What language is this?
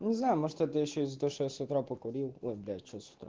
Russian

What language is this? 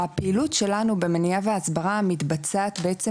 Hebrew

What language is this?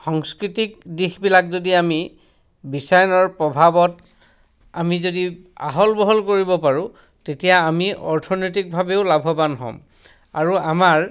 Assamese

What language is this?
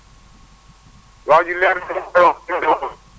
Wolof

